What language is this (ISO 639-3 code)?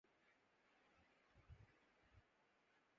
urd